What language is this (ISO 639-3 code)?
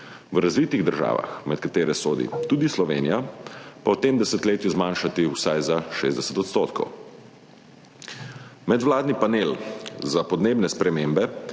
slv